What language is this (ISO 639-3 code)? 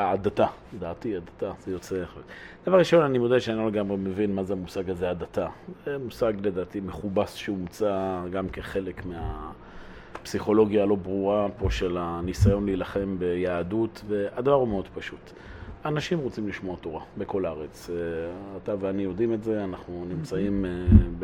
heb